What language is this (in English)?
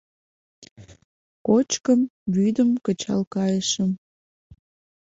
Mari